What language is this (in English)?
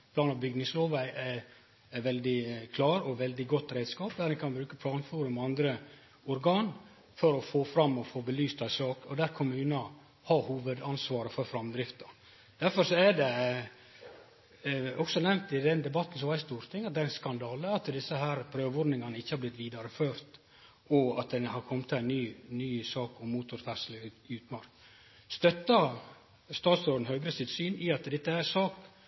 Norwegian Nynorsk